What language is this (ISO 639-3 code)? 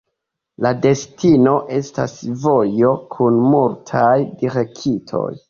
epo